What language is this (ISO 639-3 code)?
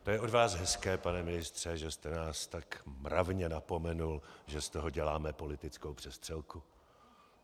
ces